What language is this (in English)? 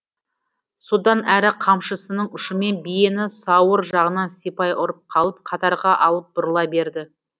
Kazakh